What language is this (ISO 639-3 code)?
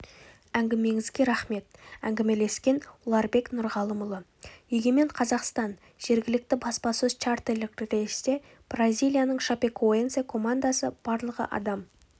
kaz